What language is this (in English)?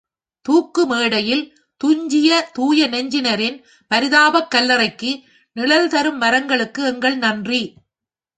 Tamil